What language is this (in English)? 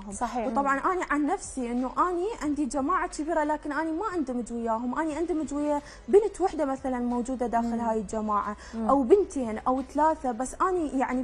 Arabic